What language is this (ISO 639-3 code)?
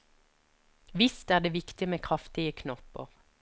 nor